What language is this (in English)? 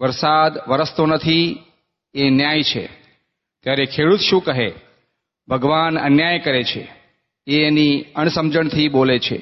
Gujarati